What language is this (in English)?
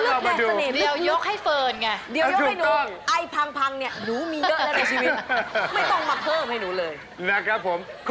Thai